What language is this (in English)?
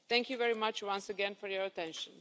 English